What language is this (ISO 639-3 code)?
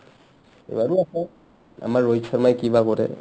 asm